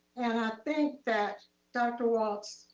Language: English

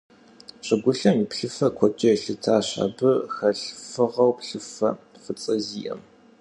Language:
Kabardian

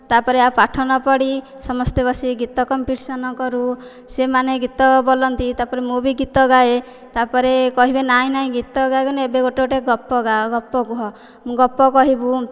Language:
Odia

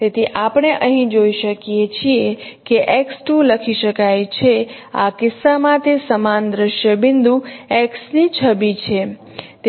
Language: Gujarati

